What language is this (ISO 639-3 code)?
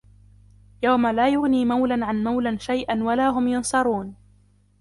ara